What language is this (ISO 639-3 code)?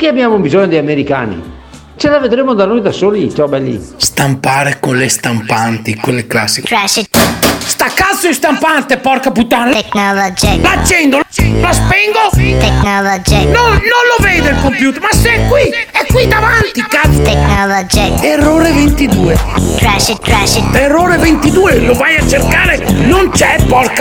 ita